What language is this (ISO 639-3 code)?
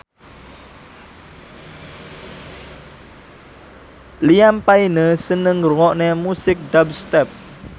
jav